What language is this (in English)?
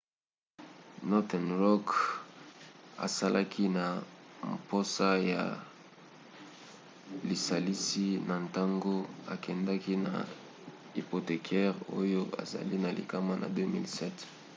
Lingala